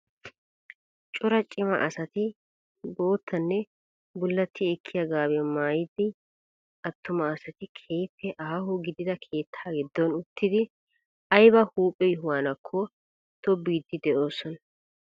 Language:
Wolaytta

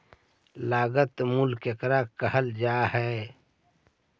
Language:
Magahi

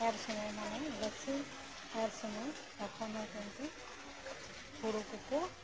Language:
Santali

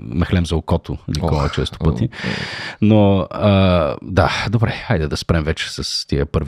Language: Bulgarian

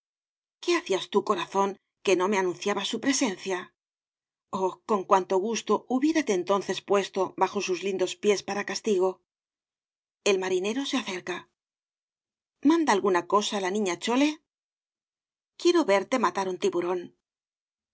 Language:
Spanish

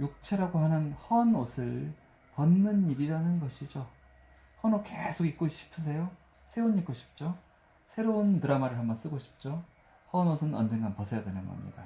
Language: Korean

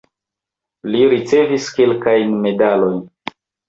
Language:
Esperanto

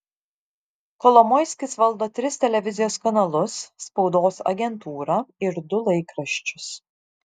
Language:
Lithuanian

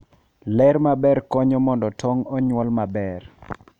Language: Luo (Kenya and Tanzania)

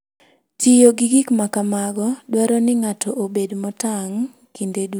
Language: Luo (Kenya and Tanzania)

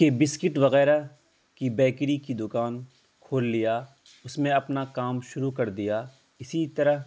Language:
Urdu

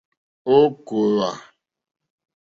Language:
Mokpwe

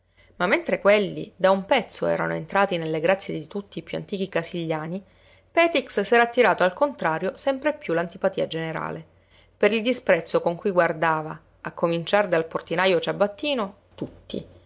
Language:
Italian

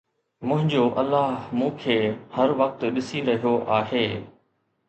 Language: Sindhi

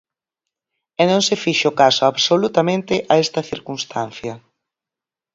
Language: Galician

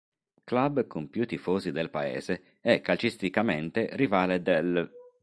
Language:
Italian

